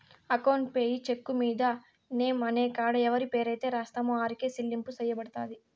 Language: Telugu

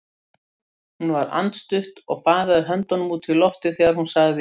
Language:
Icelandic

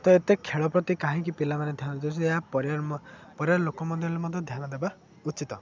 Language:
Odia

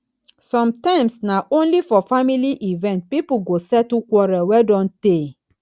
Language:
Nigerian Pidgin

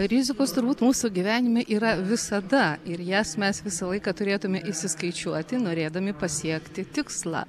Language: Lithuanian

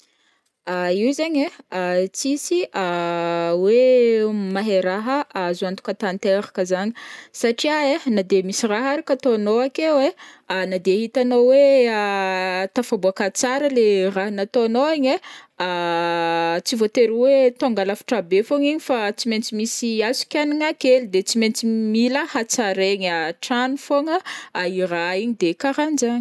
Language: Northern Betsimisaraka Malagasy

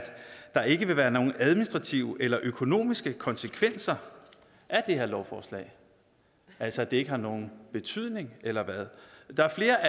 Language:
Danish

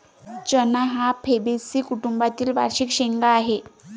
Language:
Marathi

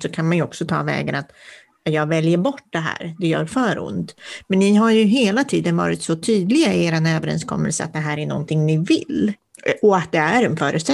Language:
Swedish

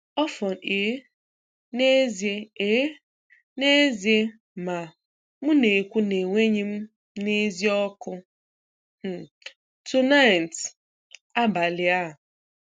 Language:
Igbo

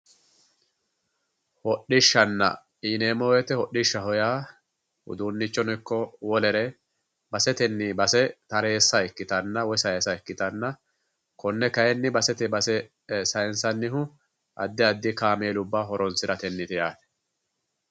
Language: Sidamo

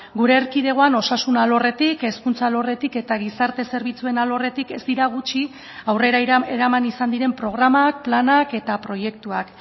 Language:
Basque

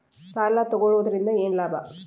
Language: Kannada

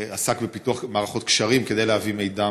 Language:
Hebrew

